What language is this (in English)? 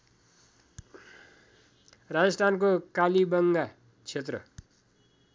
Nepali